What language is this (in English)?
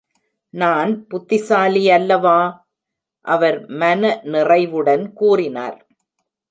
Tamil